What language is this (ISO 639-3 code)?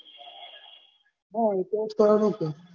guj